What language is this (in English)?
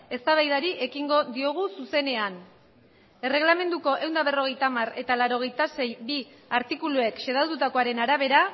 Basque